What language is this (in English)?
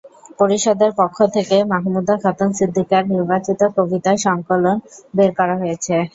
Bangla